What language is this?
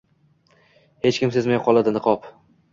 Uzbek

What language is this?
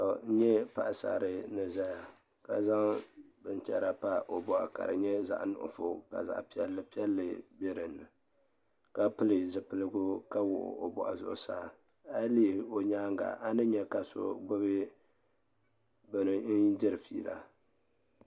Dagbani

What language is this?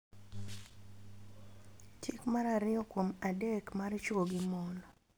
Luo (Kenya and Tanzania)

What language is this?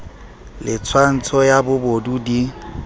Southern Sotho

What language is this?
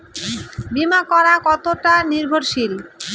Bangla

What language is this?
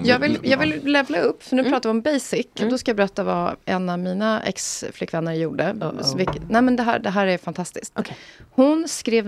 Swedish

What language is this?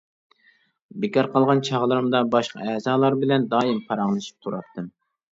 Uyghur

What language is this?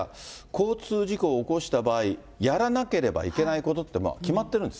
Japanese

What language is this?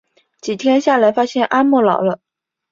Chinese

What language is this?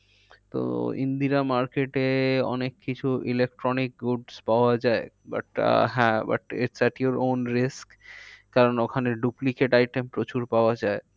Bangla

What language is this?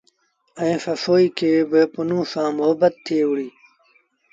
Sindhi Bhil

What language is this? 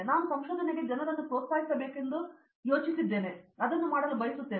Kannada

